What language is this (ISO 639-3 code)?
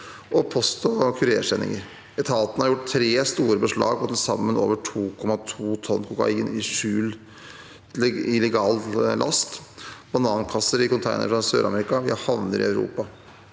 nor